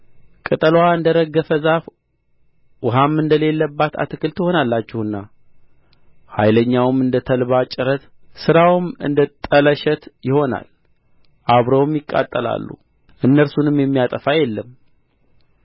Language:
Amharic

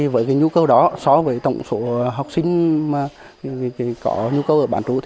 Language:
Vietnamese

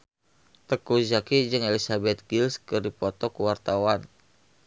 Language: Sundanese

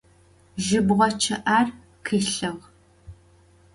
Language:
Adyghe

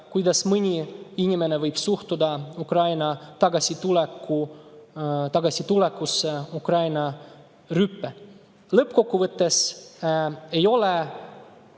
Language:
Estonian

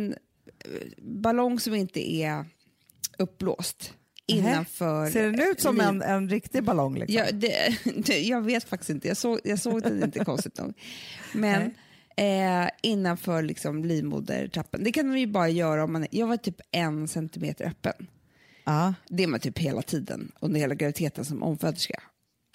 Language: Swedish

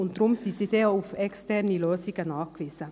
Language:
Swiss German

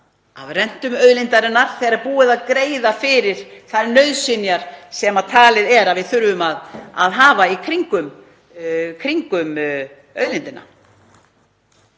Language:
Icelandic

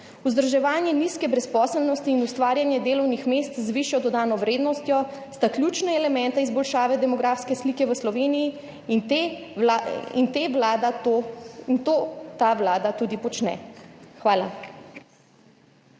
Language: Slovenian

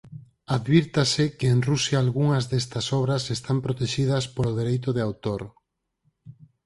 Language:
Galician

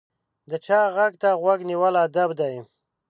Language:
Pashto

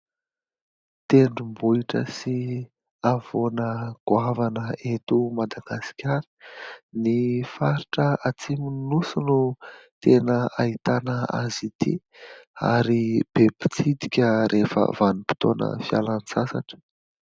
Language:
Malagasy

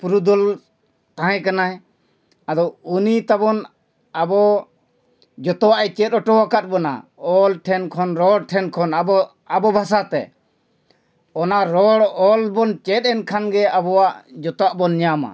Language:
Santali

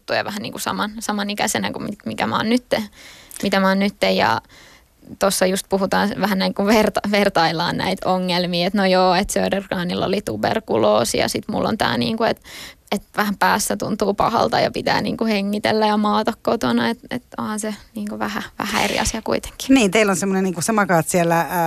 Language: Finnish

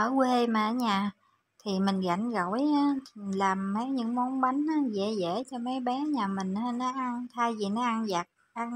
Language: Vietnamese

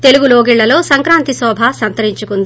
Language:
Telugu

